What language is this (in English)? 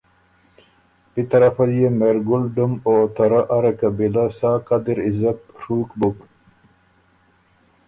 Ormuri